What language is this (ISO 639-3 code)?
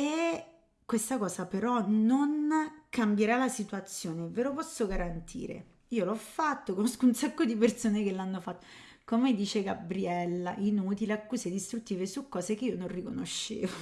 ita